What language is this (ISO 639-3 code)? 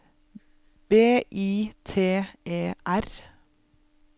nor